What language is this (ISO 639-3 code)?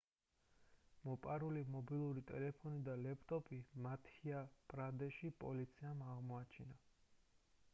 kat